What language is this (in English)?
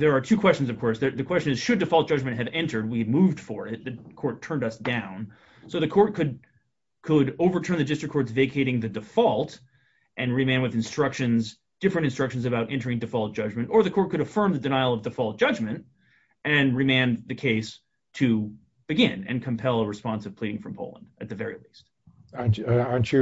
English